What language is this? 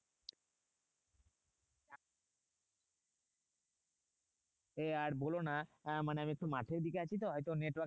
Bangla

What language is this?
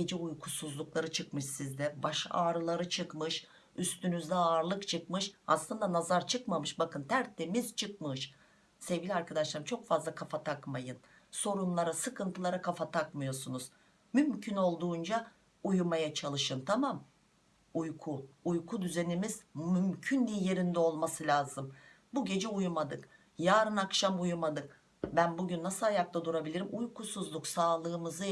Turkish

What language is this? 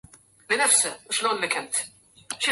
Arabic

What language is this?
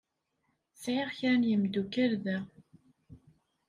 Kabyle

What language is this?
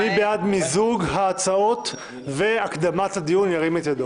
Hebrew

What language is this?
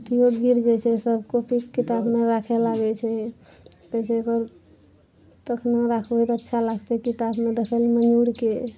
Maithili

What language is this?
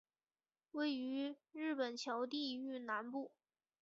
Chinese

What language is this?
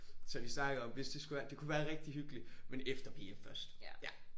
Danish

